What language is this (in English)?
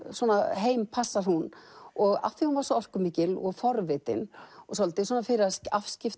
Icelandic